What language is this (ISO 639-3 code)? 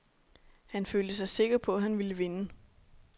dan